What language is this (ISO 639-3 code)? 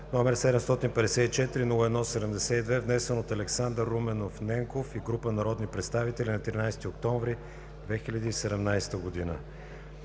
bul